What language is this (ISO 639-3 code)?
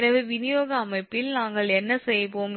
tam